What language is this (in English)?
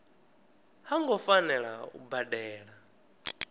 Venda